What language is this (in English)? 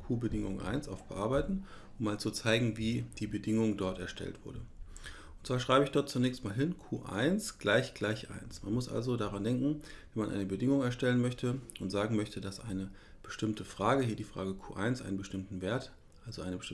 German